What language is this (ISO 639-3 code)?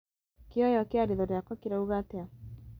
kik